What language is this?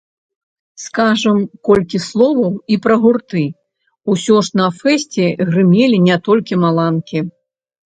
Belarusian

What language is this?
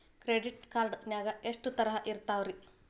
Kannada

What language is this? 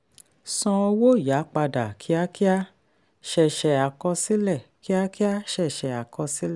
Yoruba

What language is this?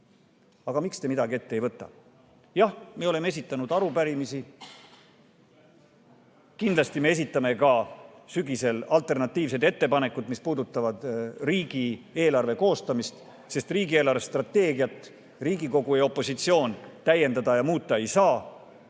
Estonian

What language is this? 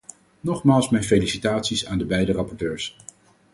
Dutch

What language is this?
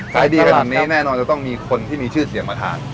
Thai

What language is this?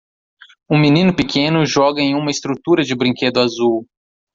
Portuguese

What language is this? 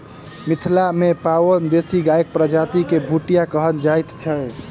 Maithili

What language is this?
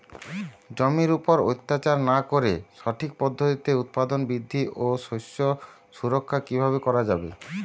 Bangla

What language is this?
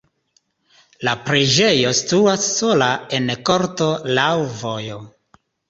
Esperanto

